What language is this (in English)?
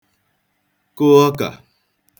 Igbo